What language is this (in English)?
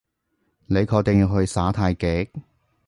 Cantonese